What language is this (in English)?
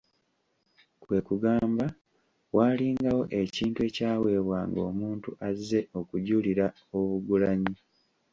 Ganda